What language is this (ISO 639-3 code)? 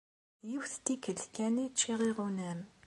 kab